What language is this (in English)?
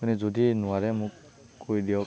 Assamese